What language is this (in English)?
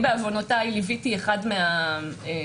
Hebrew